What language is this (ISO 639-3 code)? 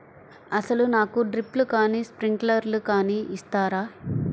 tel